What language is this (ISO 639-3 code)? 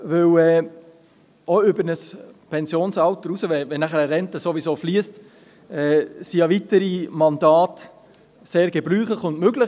gsw